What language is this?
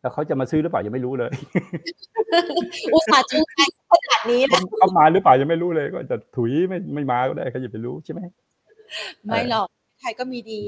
Thai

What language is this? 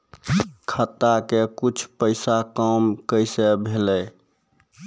Maithili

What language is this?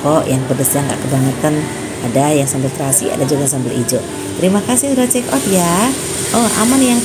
Indonesian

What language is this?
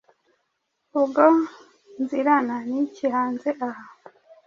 Kinyarwanda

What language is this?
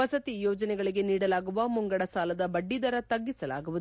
Kannada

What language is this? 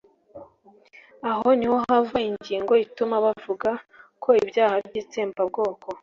Kinyarwanda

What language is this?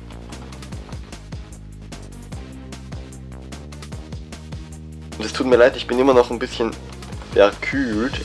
German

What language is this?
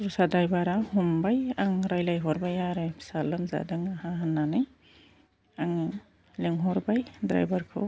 Bodo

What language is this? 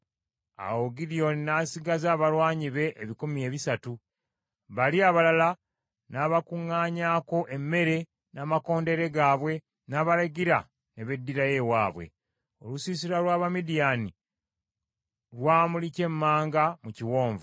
Ganda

